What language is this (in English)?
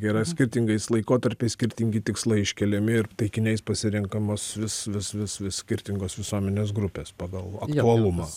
Lithuanian